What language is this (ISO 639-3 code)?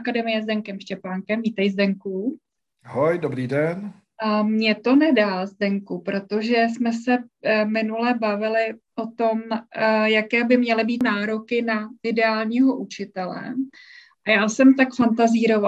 ces